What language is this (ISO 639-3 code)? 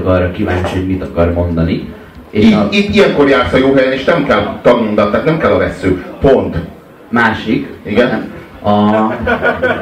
hun